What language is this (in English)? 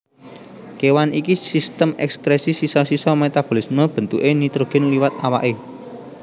Javanese